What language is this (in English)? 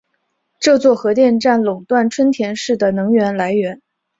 Chinese